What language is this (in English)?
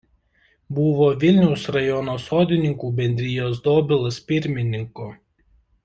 Lithuanian